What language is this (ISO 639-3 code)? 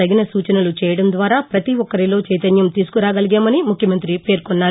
tel